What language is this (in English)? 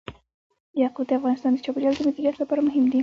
Pashto